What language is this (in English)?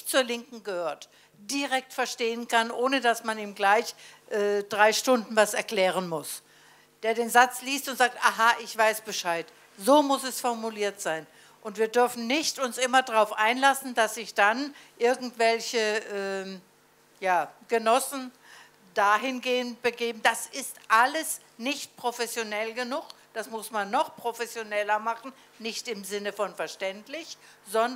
German